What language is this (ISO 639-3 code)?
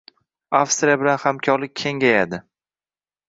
uzb